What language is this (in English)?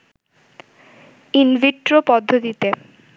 Bangla